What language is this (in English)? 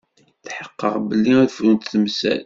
Kabyle